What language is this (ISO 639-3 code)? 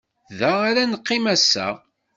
kab